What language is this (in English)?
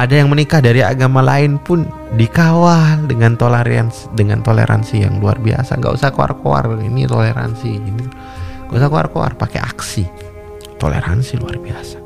Indonesian